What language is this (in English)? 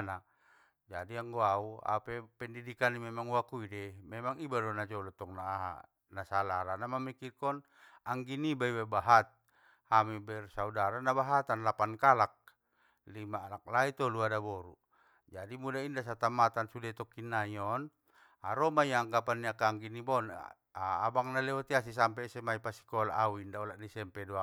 Batak Mandailing